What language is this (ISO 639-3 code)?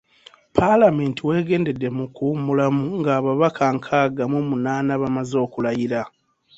lug